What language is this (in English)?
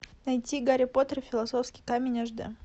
Russian